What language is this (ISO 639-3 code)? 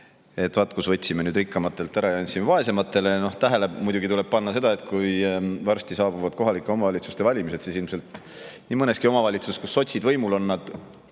est